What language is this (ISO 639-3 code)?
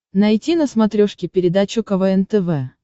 rus